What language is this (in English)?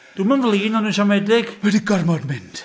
Welsh